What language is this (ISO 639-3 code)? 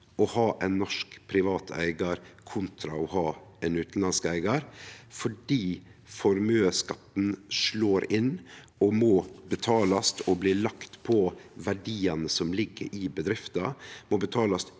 nor